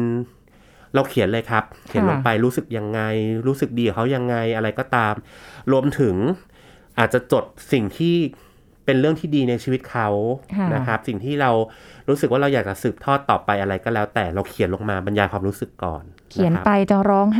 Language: Thai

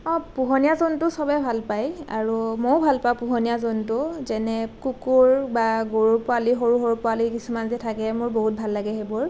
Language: Assamese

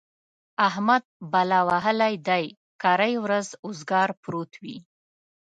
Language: Pashto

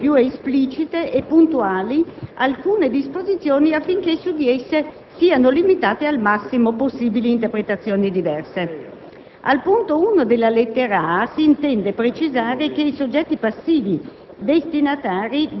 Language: Italian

